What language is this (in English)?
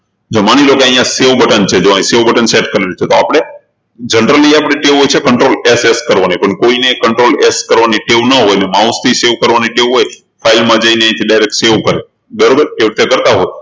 Gujarati